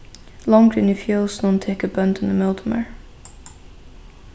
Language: Faroese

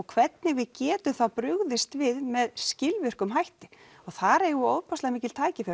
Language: Icelandic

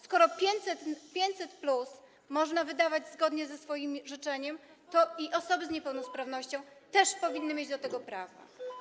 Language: Polish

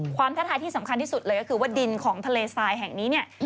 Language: Thai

